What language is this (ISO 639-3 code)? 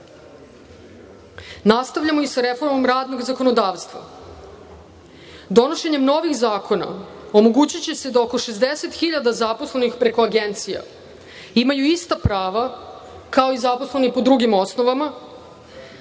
srp